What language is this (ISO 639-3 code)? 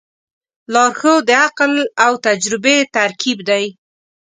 pus